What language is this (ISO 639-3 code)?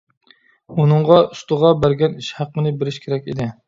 uig